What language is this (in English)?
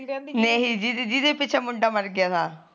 Punjabi